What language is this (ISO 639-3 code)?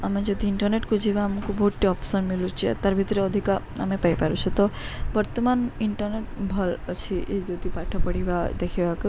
ori